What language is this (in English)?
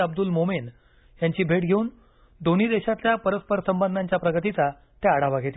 Marathi